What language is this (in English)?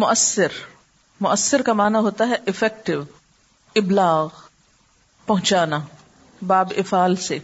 Urdu